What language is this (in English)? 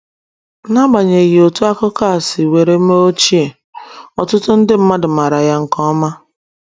Igbo